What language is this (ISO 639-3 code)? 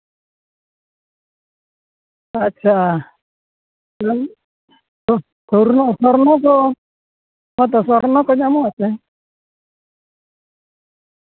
sat